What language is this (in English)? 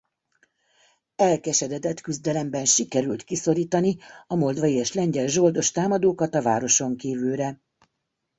Hungarian